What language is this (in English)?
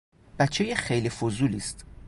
Persian